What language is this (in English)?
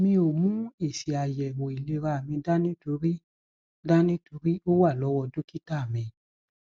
Yoruba